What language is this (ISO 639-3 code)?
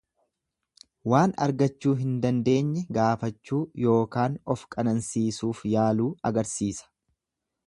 orm